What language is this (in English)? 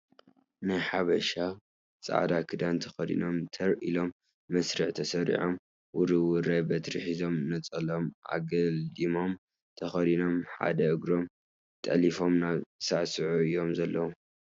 Tigrinya